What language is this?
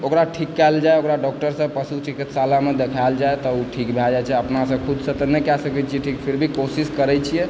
Maithili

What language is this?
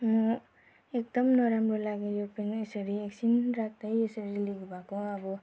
Nepali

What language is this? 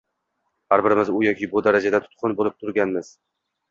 Uzbek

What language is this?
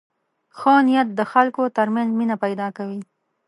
Pashto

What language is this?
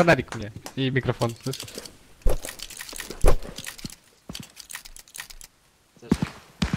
Russian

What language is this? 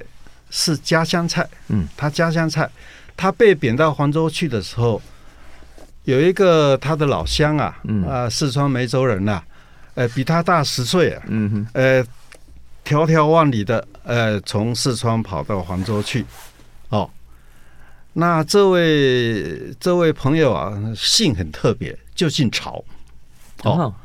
Chinese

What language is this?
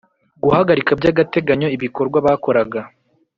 Kinyarwanda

